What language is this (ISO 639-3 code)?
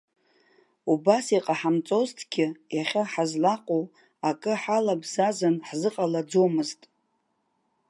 abk